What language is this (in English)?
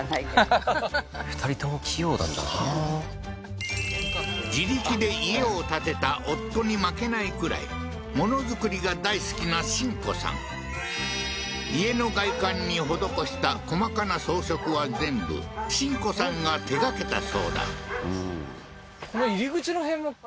Japanese